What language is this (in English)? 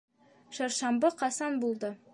Bashkir